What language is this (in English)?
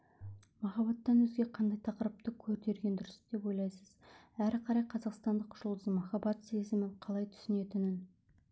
Kazakh